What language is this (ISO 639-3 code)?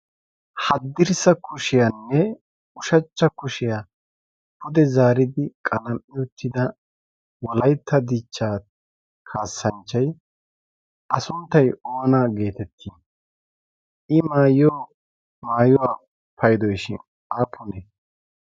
wal